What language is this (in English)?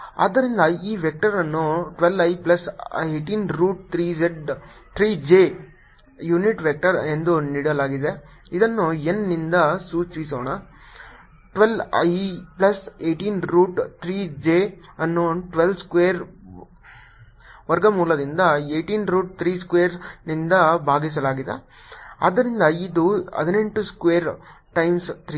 Kannada